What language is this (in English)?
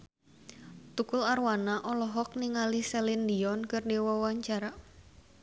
Sundanese